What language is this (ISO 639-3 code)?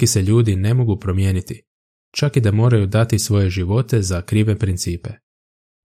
hrv